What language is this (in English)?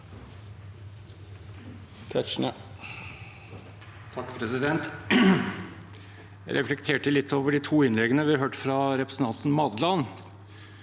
Norwegian